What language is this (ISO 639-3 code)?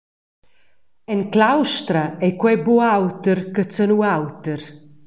roh